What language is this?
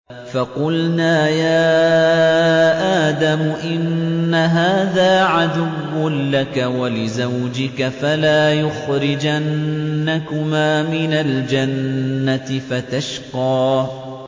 Arabic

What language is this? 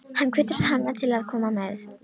Icelandic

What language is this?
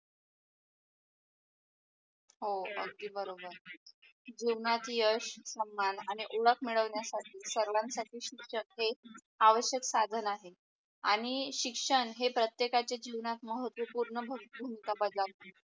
Marathi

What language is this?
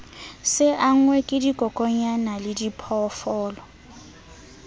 Southern Sotho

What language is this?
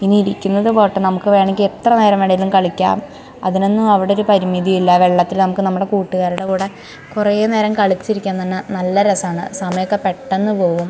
Malayalam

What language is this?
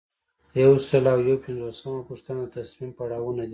Pashto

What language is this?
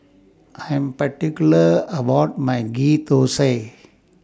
English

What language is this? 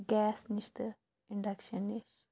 Kashmiri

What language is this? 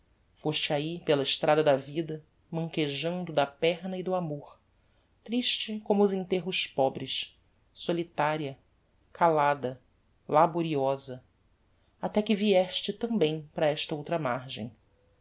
Portuguese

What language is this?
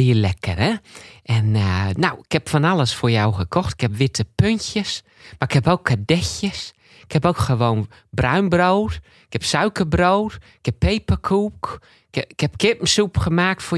Dutch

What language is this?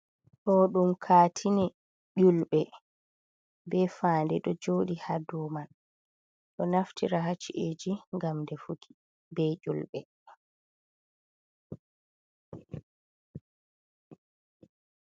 Fula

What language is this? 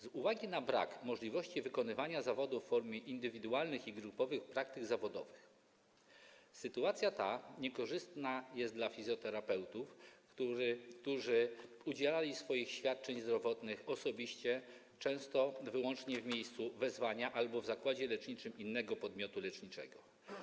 Polish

